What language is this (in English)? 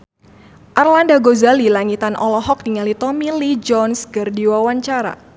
Sundanese